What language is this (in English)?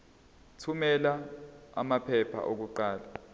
Zulu